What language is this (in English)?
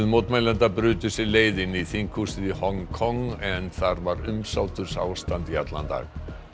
Icelandic